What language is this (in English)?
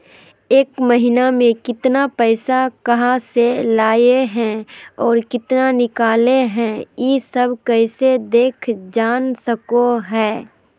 Magahi